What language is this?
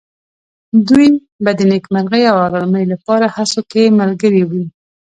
Pashto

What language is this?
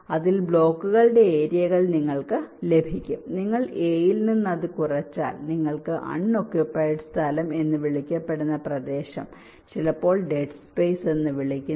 Malayalam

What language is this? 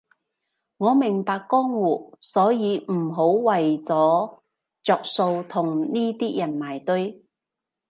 Cantonese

